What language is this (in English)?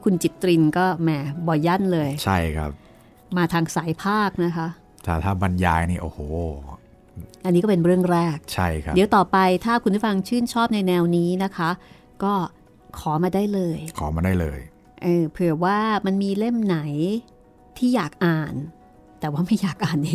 Thai